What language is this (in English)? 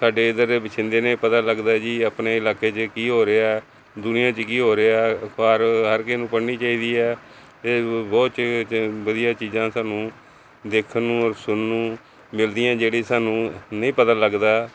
Punjabi